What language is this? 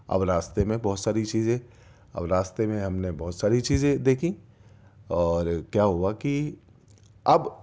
Urdu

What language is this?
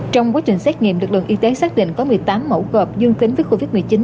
Vietnamese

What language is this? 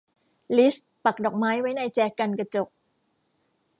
Thai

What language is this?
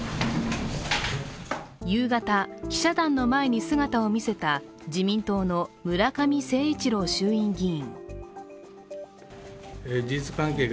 Japanese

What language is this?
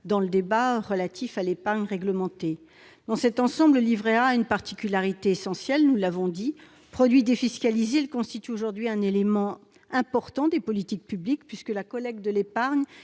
French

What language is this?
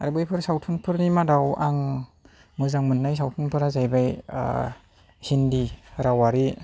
Bodo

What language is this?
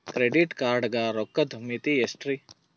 Kannada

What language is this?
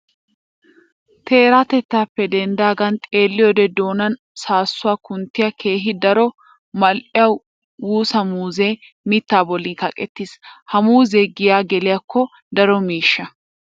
Wolaytta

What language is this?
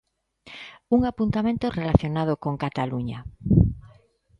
Galician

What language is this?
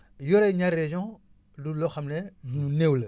Wolof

